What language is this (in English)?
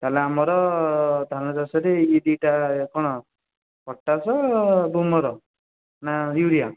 Odia